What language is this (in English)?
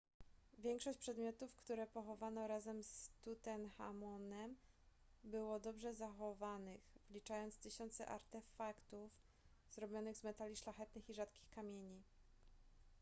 Polish